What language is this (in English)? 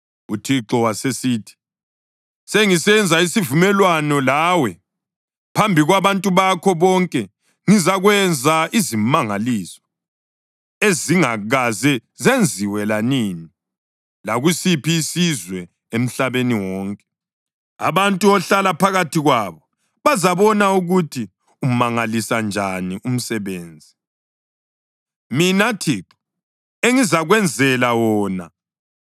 North Ndebele